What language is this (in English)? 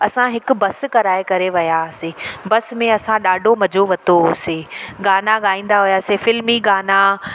Sindhi